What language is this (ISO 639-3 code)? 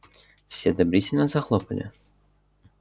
rus